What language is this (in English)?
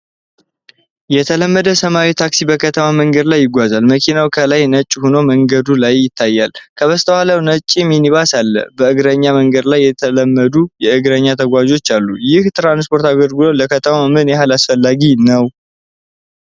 Amharic